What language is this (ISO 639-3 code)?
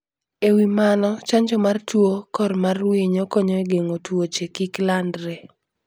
luo